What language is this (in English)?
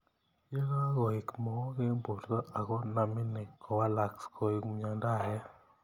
Kalenjin